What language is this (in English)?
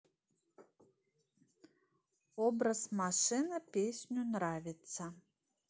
Russian